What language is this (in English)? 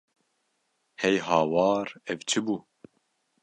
Kurdish